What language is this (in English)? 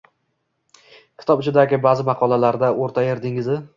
Uzbek